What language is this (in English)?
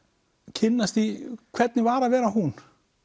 Icelandic